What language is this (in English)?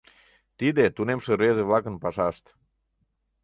Mari